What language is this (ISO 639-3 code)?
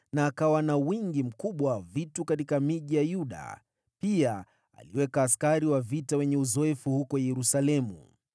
swa